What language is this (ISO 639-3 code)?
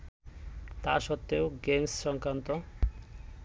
ben